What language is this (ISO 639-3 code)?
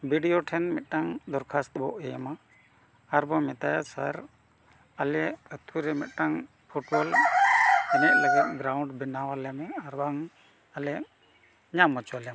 sat